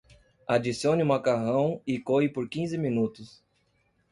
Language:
Portuguese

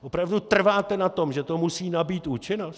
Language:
Czech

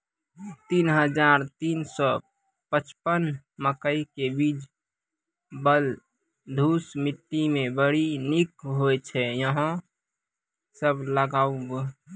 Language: Maithili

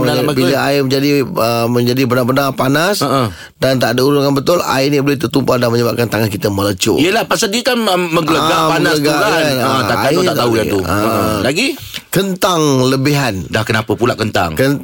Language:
Malay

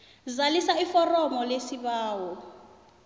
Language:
South Ndebele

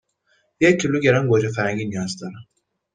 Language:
Persian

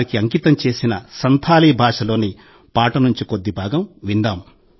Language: Telugu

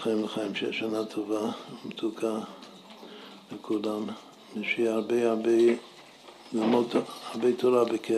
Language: Hebrew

